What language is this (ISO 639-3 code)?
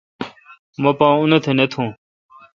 xka